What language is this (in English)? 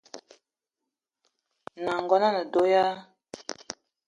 Eton (Cameroon)